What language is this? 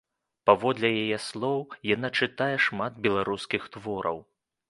Belarusian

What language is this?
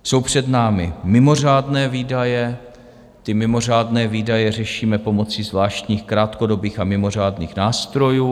Czech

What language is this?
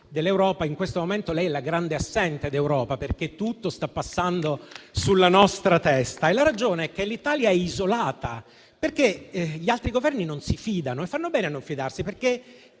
Italian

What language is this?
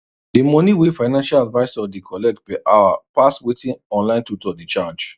Nigerian Pidgin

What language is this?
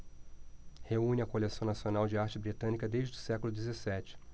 Portuguese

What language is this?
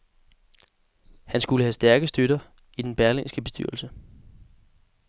Danish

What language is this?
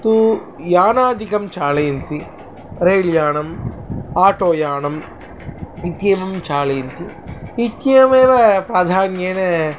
Sanskrit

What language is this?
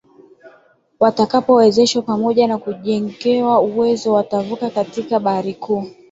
Swahili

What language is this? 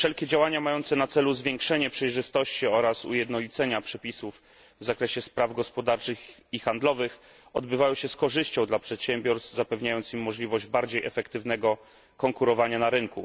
Polish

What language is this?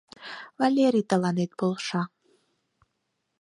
Mari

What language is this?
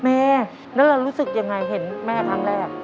Thai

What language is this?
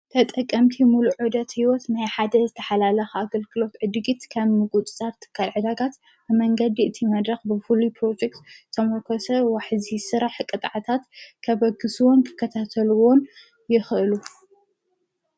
Tigrinya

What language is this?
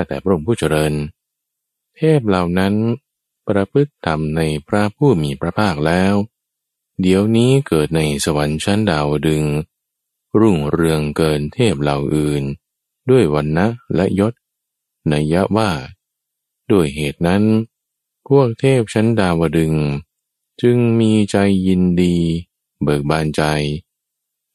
Thai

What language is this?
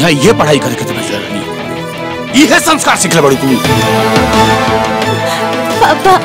Hindi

